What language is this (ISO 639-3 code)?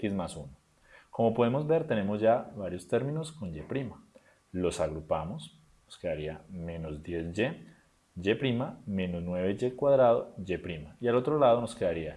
spa